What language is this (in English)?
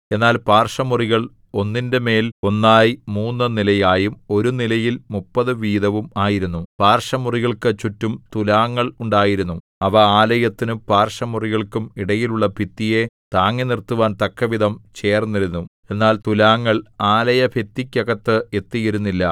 Malayalam